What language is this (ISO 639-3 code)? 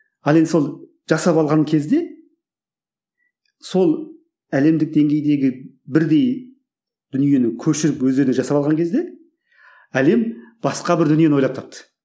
kaz